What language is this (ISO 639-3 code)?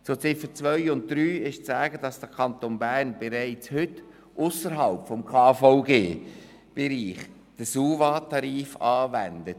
gsw